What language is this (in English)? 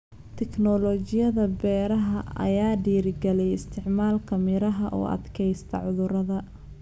Somali